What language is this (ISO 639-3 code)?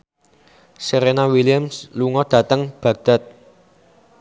jav